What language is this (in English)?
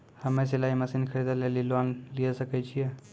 Maithili